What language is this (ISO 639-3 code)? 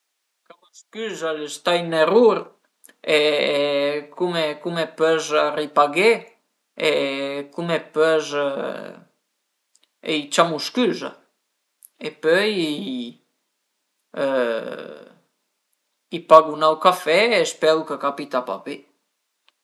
pms